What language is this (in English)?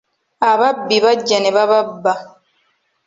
Ganda